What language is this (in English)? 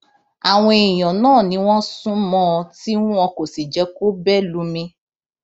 Yoruba